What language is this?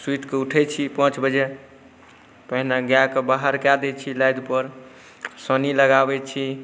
Maithili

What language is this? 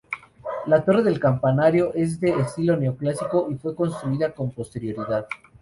Spanish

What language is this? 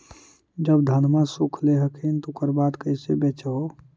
Magahi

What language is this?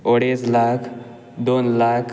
Konkani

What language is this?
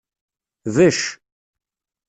Kabyle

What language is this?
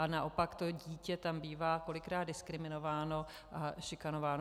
Czech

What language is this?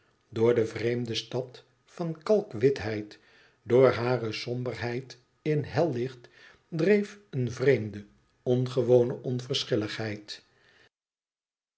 Dutch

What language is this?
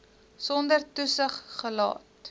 Afrikaans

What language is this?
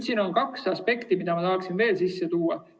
Estonian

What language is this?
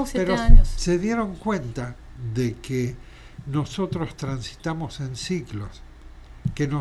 Spanish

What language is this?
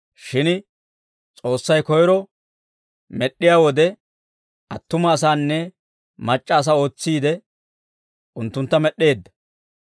Dawro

